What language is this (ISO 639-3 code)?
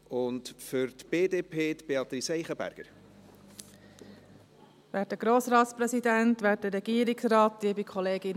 gsw